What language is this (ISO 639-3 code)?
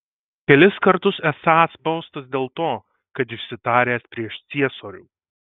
lit